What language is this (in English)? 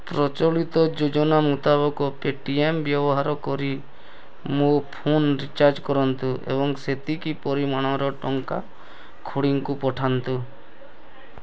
Odia